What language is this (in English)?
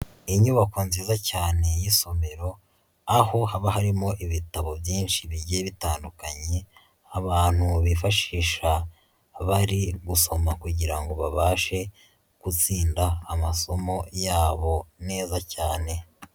Kinyarwanda